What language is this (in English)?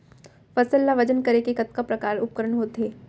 Chhattisgarhi